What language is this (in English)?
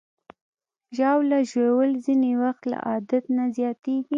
Pashto